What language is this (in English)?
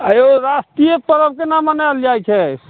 Maithili